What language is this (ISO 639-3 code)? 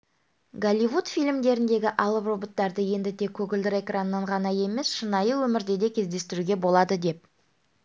kaz